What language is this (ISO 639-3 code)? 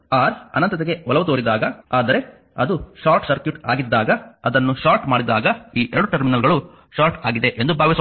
kan